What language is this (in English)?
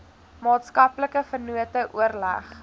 Afrikaans